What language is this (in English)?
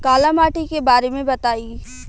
Bhojpuri